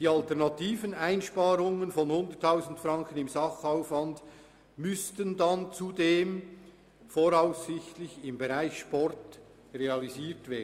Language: Swiss German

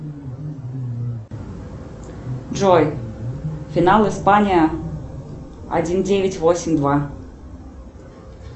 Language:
Russian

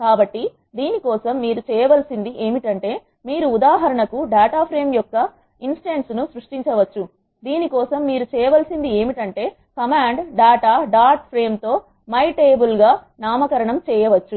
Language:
Telugu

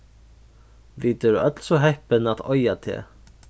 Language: Faroese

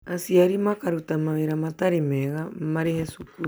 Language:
Kikuyu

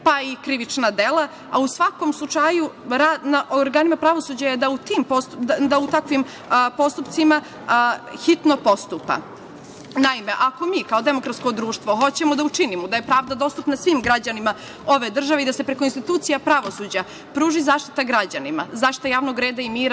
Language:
Serbian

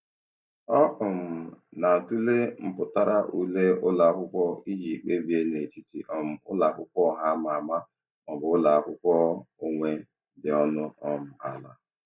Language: Igbo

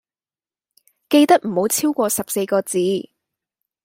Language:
Cantonese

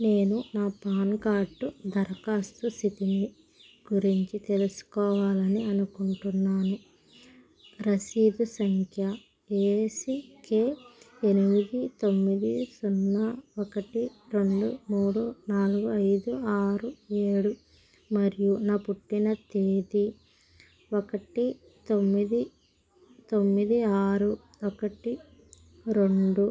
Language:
Telugu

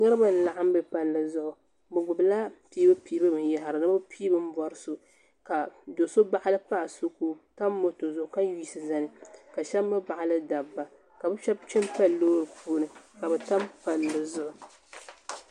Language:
Dagbani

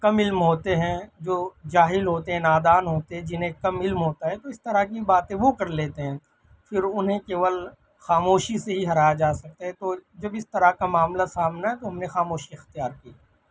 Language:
Urdu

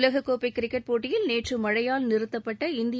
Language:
Tamil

